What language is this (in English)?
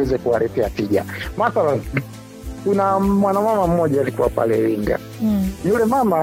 Swahili